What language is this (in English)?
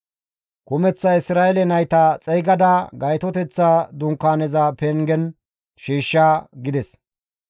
Gamo